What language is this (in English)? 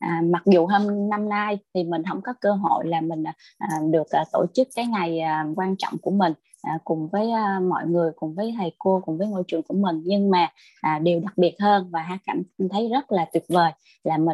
Vietnamese